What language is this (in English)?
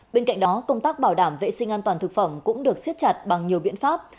Vietnamese